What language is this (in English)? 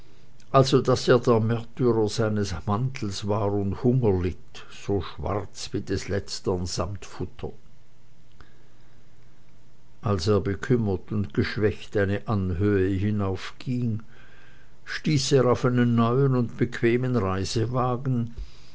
German